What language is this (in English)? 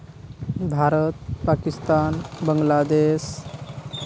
Santali